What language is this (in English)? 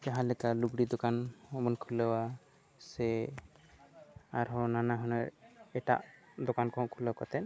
Santali